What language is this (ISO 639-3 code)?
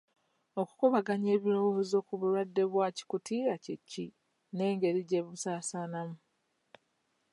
lug